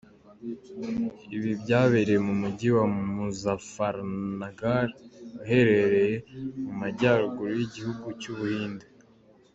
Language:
Kinyarwanda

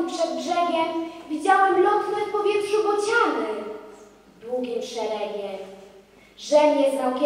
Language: Polish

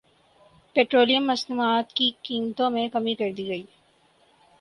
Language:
Urdu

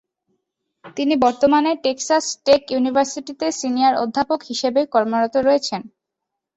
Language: Bangla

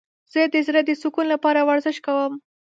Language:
Pashto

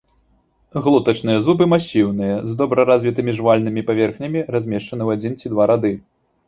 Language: Belarusian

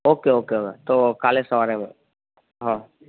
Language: Gujarati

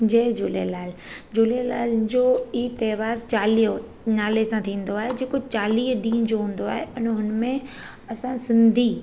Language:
Sindhi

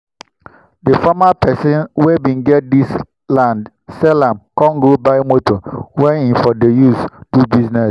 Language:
Nigerian Pidgin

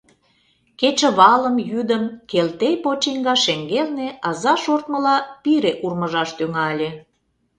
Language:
Mari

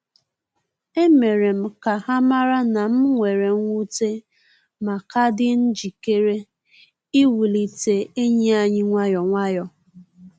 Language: Igbo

